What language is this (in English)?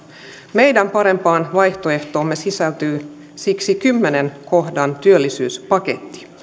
Finnish